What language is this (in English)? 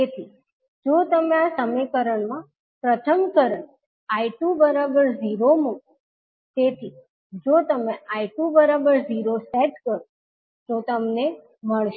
Gujarati